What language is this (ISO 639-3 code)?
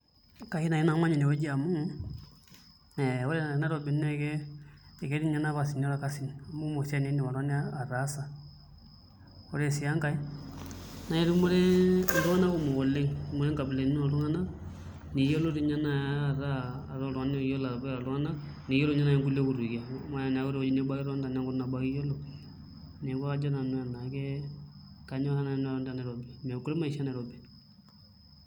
mas